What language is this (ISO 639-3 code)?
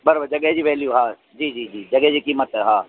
snd